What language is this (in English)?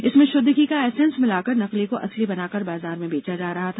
Hindi